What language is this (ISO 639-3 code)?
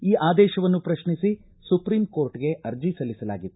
kan